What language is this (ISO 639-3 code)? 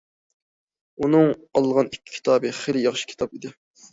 uig